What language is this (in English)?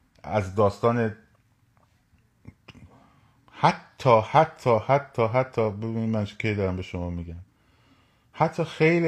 Persian